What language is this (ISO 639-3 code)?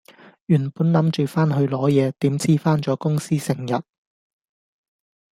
yue